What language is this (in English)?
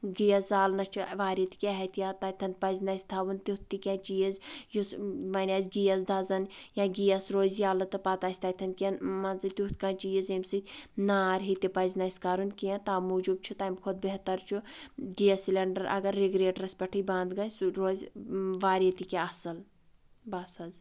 Kashmiri